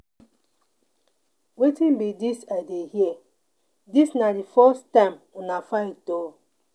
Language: Nigerian Pidgin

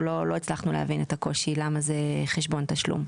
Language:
Hebrew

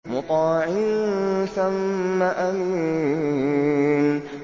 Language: Arabic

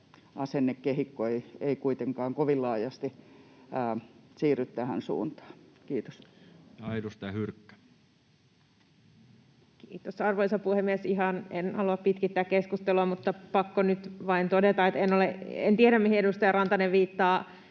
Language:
Finnish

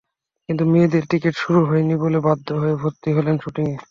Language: Bangla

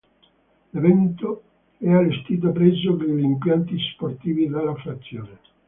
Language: Italian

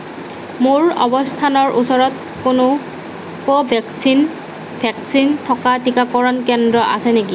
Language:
Assamese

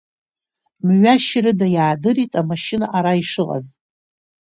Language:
Abkhazian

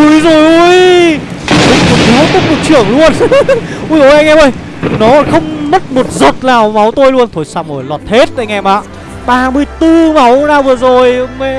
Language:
Vietnamese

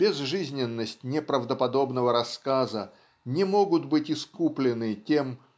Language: Russian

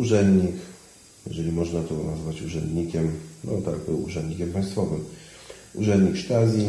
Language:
Polish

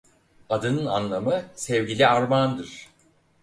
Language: Turkish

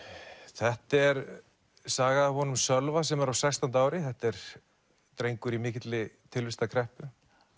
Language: Icelandic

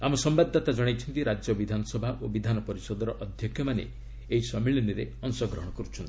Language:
Odia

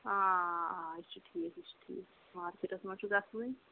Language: Kashmiri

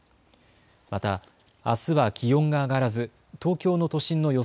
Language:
Japanese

